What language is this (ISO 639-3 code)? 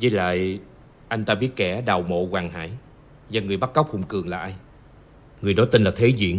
vie